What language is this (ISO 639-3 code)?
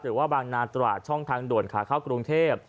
tha